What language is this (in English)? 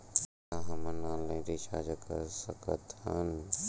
Chhattisgarhi